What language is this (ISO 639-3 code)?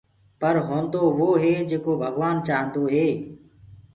ggg